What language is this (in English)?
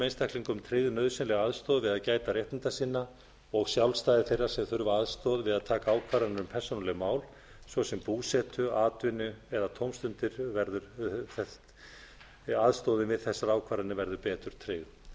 Icelandic